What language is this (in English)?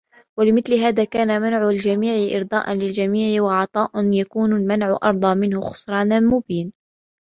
Arabic